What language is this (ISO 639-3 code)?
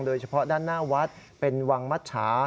tha